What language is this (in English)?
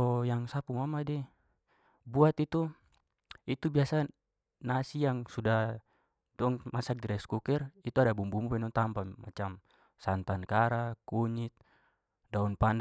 Papuan Malay